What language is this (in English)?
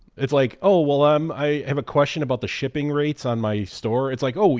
English